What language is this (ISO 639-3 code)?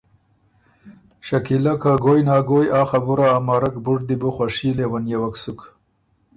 oru